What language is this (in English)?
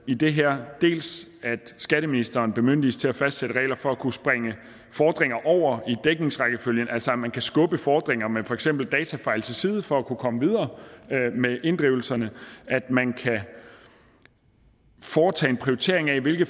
Danish